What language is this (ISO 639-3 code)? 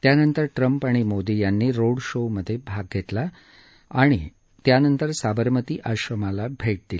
mar